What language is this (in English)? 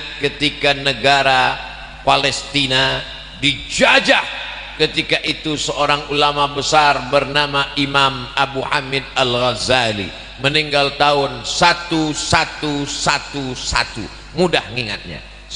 Indonesian